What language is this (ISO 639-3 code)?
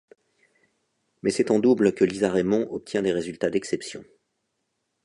fra